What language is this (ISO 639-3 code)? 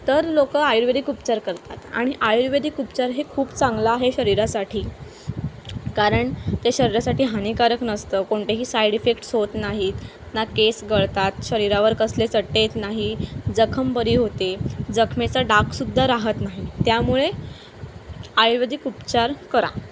mar